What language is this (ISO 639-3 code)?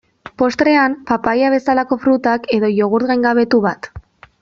eus